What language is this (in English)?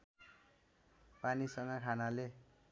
Nepali